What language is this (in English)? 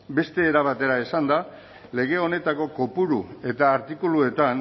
Basque